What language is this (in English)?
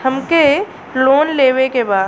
Bhojpuri